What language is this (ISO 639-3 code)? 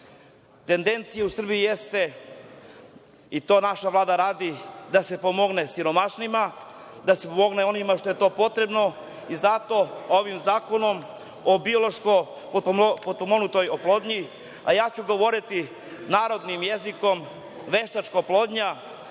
srp